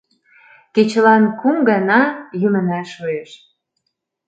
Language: Mari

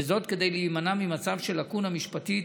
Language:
Hebrew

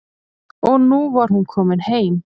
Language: Icelandic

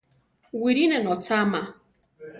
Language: Central Tarahumara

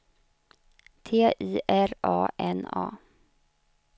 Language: Swedish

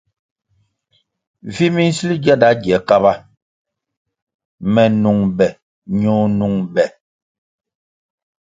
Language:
Kwasio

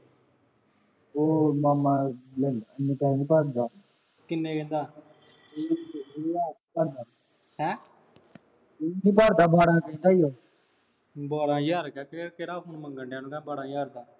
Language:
Punjabi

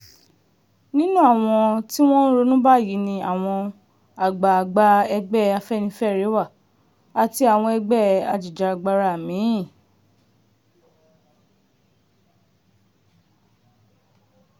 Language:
Yoruba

